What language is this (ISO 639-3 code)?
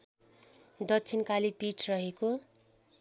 nep